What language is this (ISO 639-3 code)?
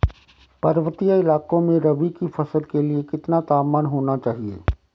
hin